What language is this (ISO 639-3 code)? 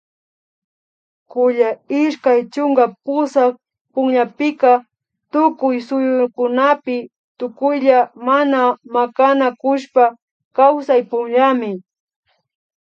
qvi